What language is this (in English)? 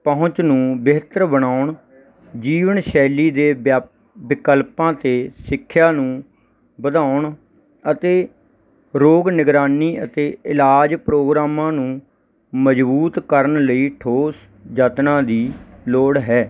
Punjabi